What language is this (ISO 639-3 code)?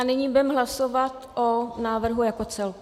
ces